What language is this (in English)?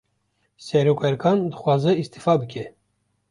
Kurdish